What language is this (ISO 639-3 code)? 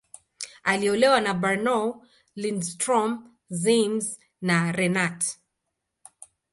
swa